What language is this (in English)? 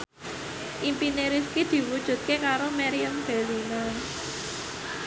Javanese